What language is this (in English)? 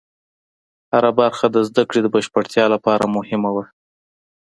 Pashto